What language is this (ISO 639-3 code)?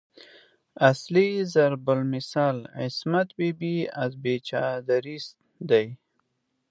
pus